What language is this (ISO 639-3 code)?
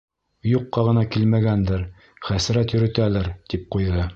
bak